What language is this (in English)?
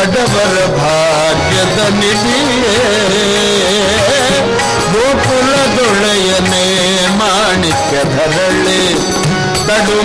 Kannada